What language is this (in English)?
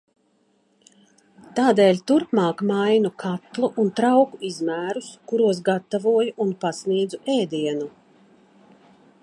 Latvian